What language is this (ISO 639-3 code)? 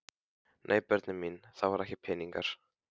isl